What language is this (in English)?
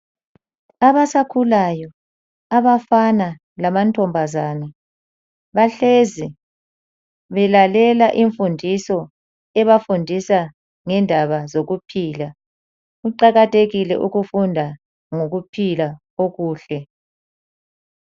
North Ndebele